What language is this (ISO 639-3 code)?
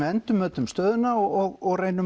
isl